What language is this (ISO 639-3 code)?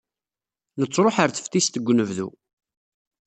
kab